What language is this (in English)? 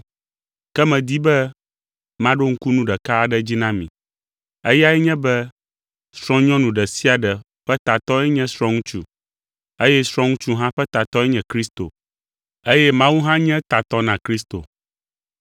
Ewe